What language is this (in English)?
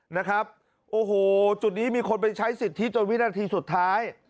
Thai